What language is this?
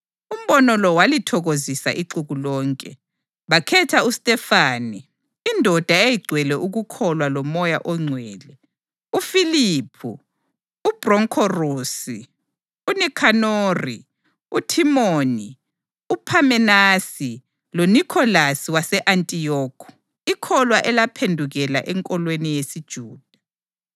North Ndebele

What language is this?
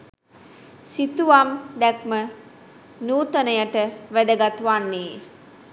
Sinhala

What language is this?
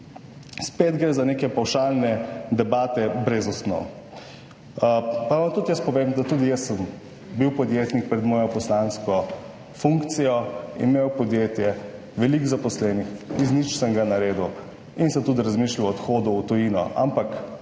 Slovenian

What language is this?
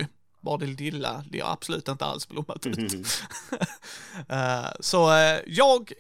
Swedish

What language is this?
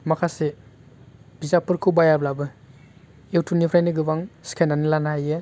Bodo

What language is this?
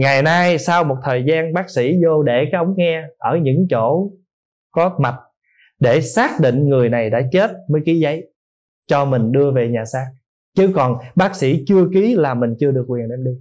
Vietnamese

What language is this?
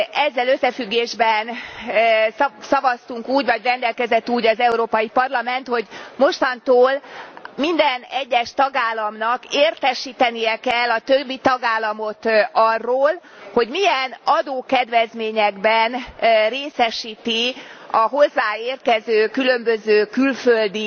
Hungarian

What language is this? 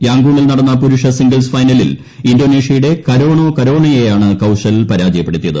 Malayalam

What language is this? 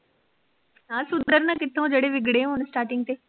Punjabi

